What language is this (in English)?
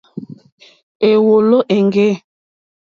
Mokpwe